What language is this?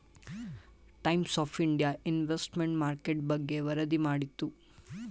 Kannada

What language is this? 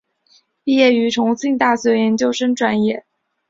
Chinese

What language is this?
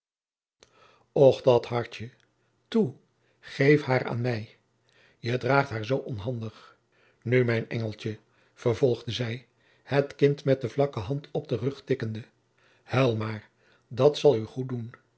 Dutch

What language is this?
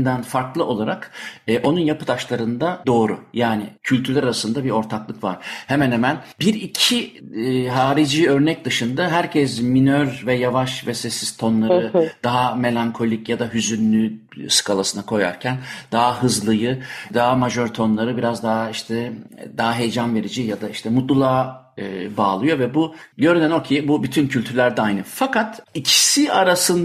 Turkish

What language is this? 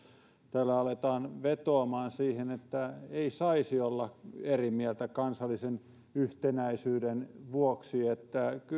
Finnish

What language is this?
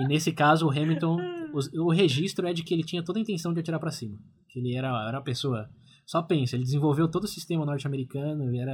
Portuguese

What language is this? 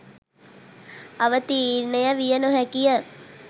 Sinhala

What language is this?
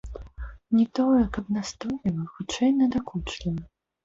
Belarusian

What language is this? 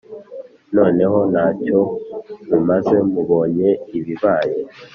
Kinyarwanda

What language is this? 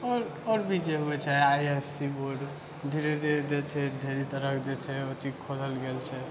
Maithili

